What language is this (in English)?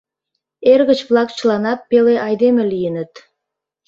Mari